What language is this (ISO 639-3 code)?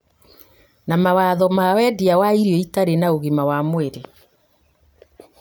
kik